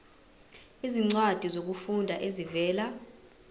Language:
Zulu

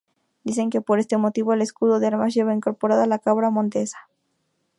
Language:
Spanish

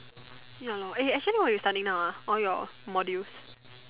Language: English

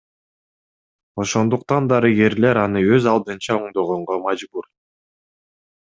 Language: Kyrgyz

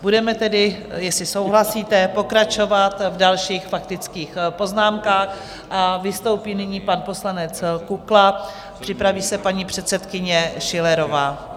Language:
Czech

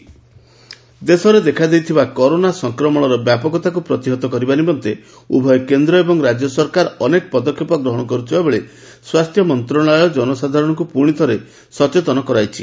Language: Odia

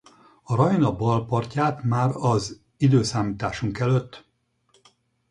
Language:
Hungarian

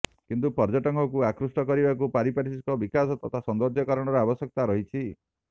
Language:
Odia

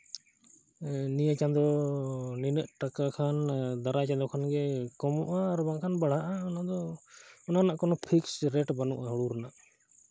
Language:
Santali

